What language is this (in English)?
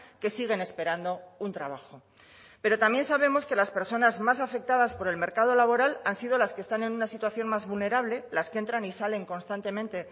Spanish